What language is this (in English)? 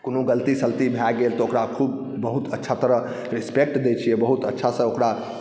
Maithili